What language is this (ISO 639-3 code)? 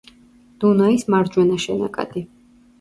kat